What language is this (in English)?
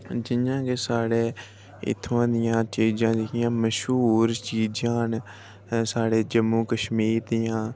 Dogri